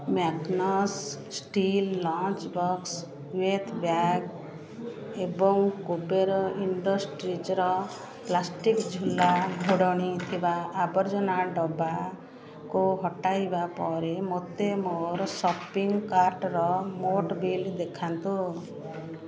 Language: Odia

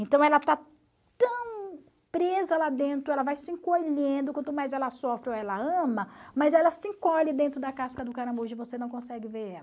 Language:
Portuguese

